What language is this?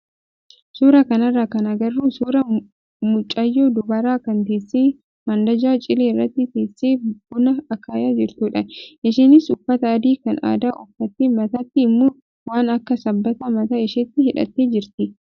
Oromo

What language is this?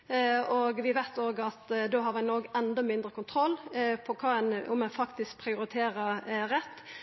Norwegian Nynorsk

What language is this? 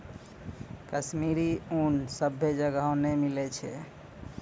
Maithili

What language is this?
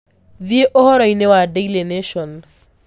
Kikuyu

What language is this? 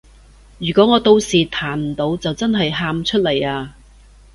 Cantonese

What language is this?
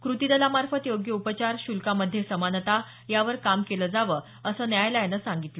Marathi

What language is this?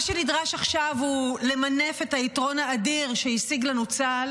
Hebrew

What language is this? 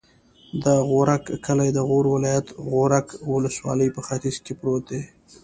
Pashto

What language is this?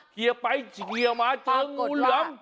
Thai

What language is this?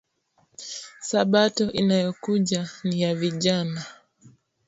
Swahili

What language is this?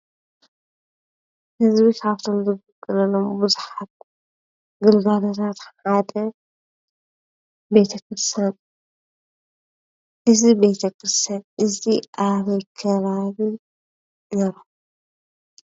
Tigrinya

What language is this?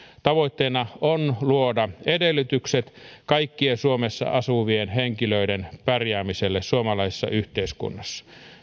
Finnish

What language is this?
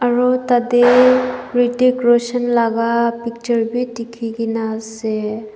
Naga Pidgin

